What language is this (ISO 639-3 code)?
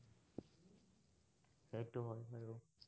asm